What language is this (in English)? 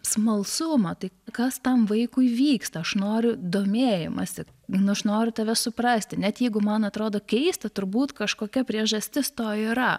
Lithuanian